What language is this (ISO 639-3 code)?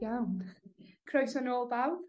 cym